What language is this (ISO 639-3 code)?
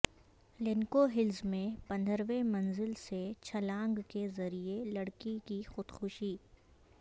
urd